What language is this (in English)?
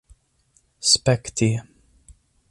Esperanto